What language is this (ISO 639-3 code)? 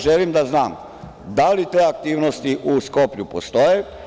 srp